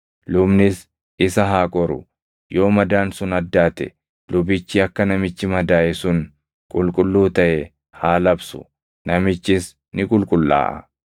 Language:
Oromo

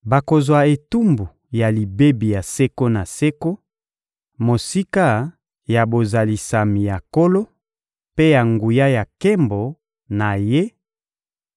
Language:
Lingala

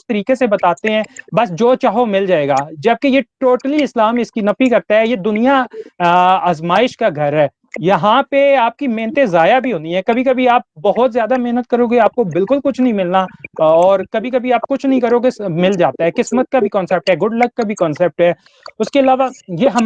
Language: Hindi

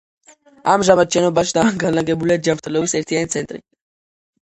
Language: Georgian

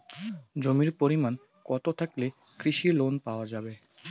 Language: Bangla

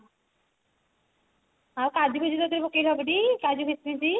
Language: Odia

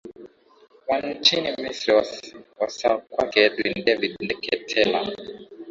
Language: Swahili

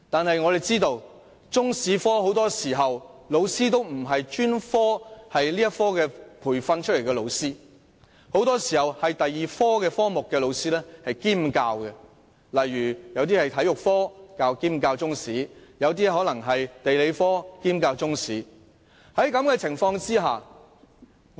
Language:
Cantonese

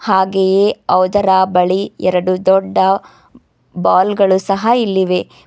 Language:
Kannada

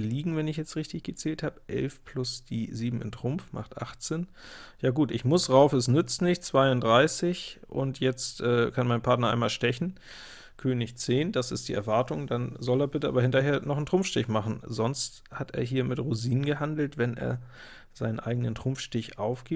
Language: German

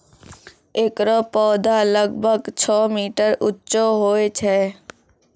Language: Maithili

